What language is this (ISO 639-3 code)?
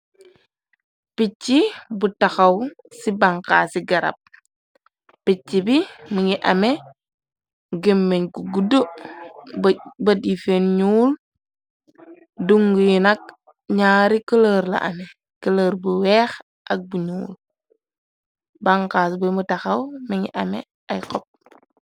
wol